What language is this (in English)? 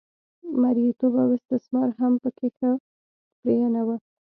Pashto